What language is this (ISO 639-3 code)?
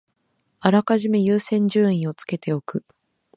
jpn